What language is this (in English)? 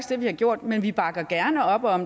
Danish